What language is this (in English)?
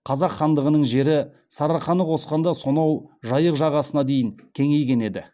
Kazakh